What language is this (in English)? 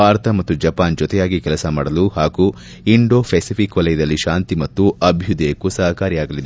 Kannada